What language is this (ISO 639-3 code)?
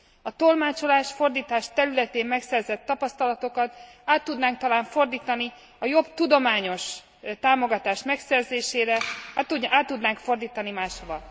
hun